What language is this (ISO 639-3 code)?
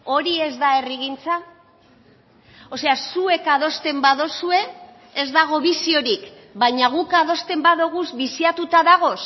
eus